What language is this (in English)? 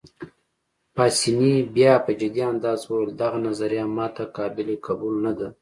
Pashto